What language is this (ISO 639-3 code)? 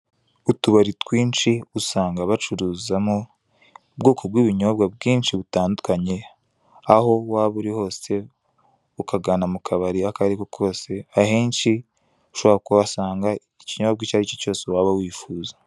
kin